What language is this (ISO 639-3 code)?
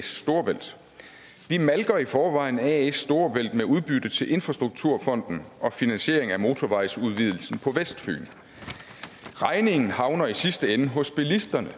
dan